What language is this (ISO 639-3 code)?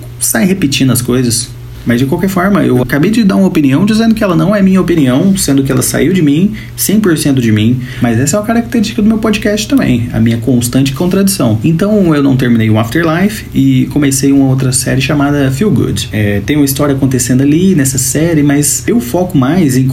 por